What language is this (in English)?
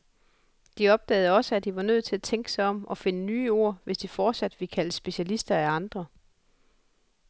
Danish